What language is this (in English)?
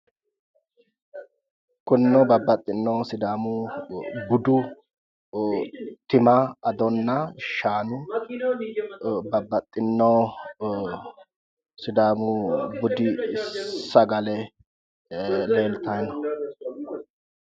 Sidamo